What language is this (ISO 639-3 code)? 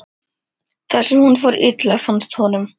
isl